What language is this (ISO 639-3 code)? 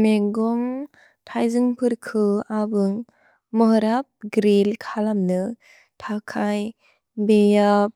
brx